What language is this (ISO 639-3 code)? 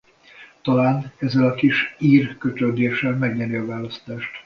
hun